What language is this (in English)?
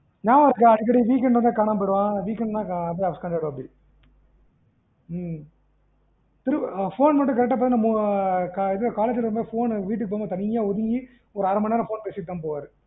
Tamil